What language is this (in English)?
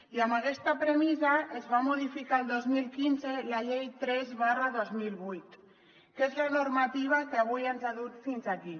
Catalan